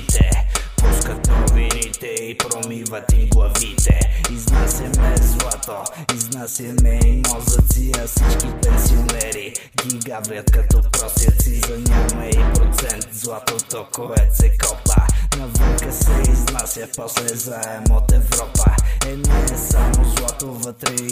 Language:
Bulgarian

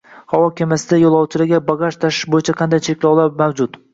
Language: Uzbek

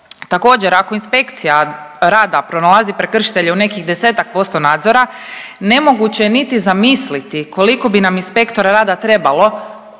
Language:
Croatian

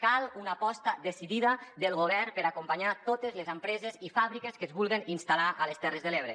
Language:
Catalan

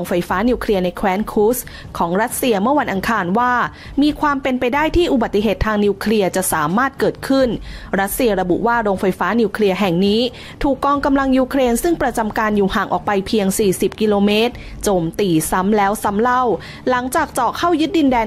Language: Thai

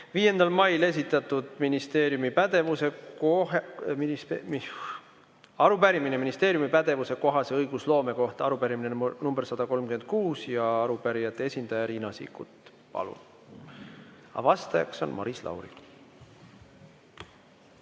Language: Estonian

